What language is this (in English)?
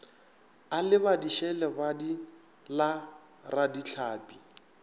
Northern Sotho